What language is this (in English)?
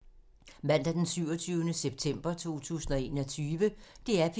Danish